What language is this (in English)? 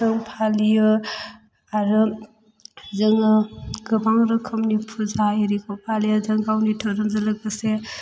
Bodo